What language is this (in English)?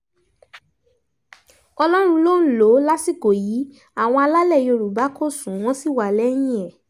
Yoruba